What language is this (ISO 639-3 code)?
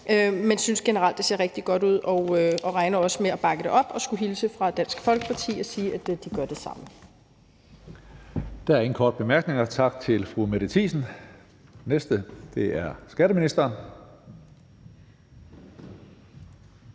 dan